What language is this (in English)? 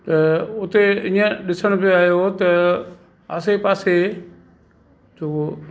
Sindhi